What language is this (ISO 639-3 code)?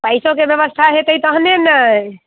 mai